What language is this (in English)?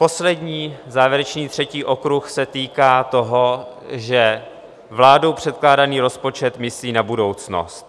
Czech